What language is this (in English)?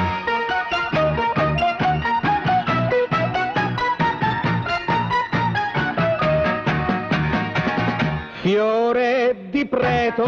Italian